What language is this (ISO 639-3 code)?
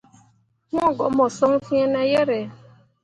mua